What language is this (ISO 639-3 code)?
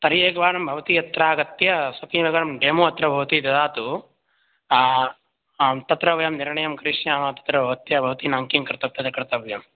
san